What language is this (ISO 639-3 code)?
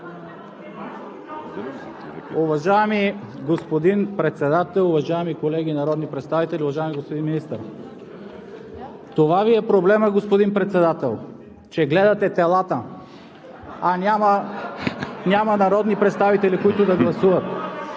bul